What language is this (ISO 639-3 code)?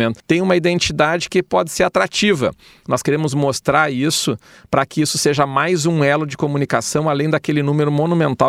por